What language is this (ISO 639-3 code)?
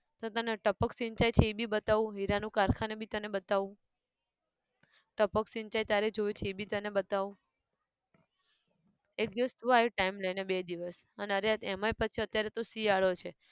guj